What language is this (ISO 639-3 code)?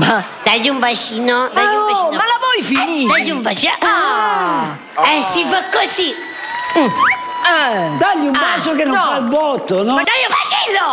ita